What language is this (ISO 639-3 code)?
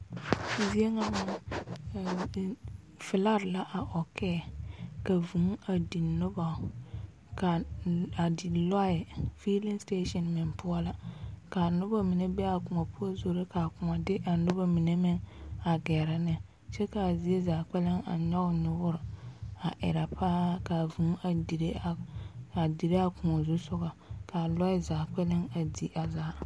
dga